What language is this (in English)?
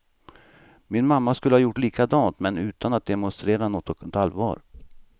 Swedish